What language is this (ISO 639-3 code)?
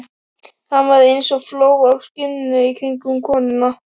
isl